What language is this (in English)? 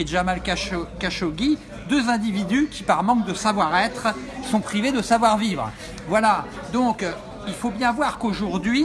French